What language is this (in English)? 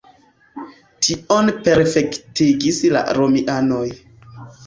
Esperanto